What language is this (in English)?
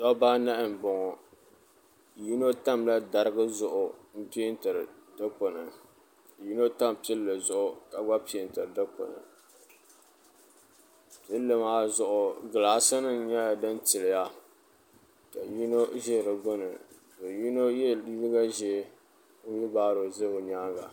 Dagbani